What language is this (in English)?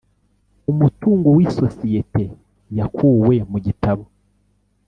Kinyarwanda